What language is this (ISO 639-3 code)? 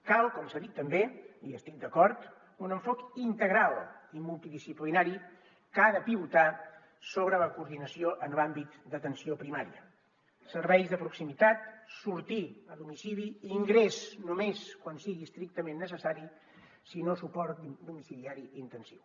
cat